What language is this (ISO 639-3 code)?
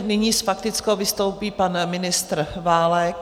ces